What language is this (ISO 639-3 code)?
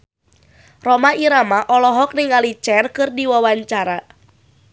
sun